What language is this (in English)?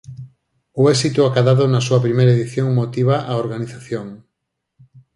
Galician